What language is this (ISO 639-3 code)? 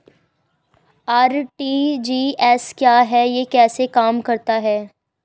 hin